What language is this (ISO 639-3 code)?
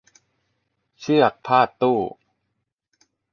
tha